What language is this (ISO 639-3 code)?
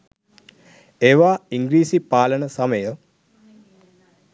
sin